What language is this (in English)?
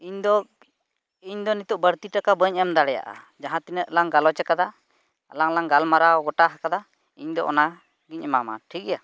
Santali